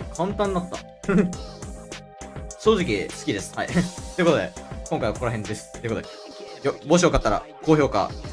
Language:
Japanese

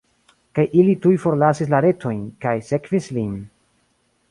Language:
Esperanto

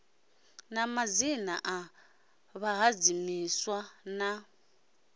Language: Venda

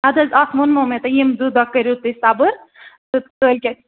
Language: Kashmiri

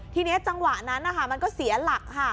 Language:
Thai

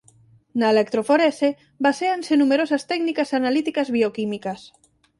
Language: Galician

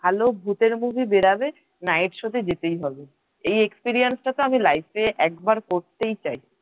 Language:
Bangla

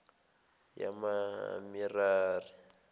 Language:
Zulu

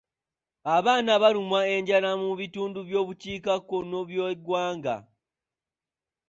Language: Ganda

